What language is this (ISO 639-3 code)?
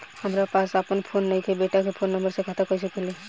bho